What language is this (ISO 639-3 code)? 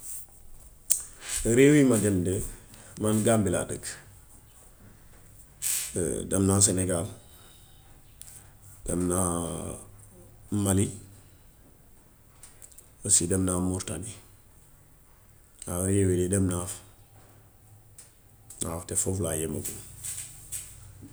wof